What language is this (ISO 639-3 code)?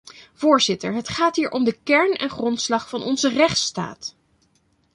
nld